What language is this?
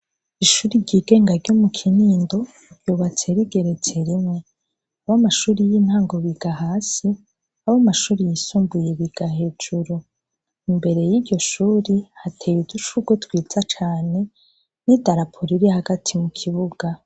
Rundi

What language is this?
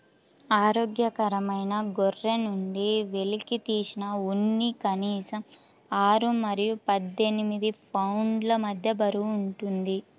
Telugu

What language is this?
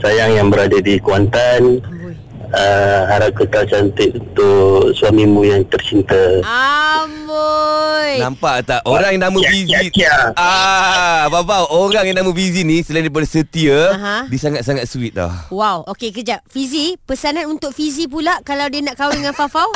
Malay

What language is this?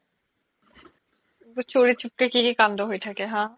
Assamese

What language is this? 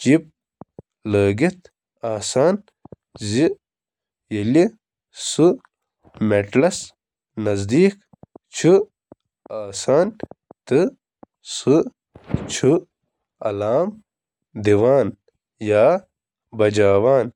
Kashmiri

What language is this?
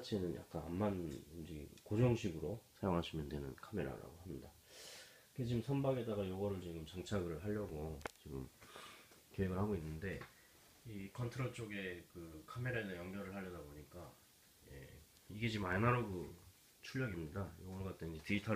Korean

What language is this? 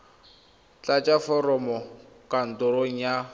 Tswana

